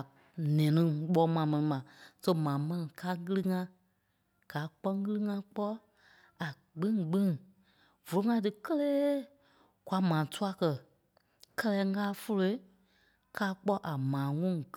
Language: Kpelle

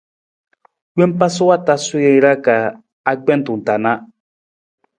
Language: Nawdm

